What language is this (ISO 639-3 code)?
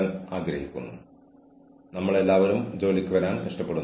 mal